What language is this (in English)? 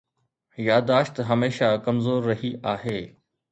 Sindhi